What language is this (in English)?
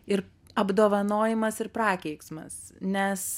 Lithuanian